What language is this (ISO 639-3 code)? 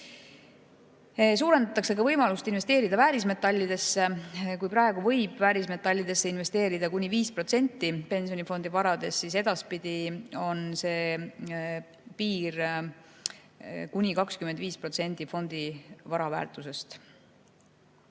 est